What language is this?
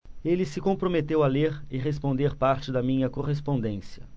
Portuguese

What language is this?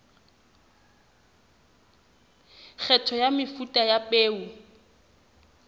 Southern Sotho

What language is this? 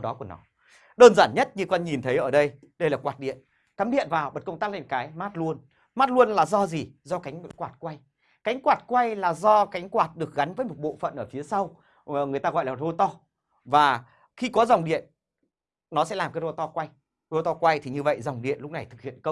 Vietnamese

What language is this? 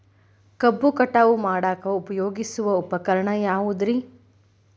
Kannada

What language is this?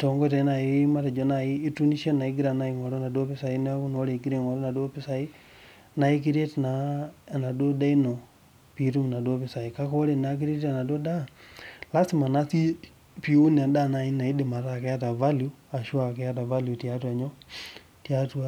Masai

